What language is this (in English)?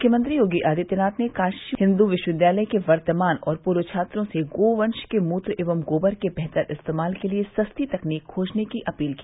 Hindi